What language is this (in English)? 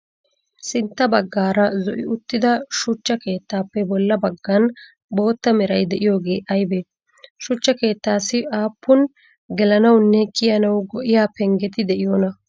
Wolaytta